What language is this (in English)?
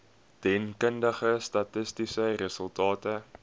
Afrikaans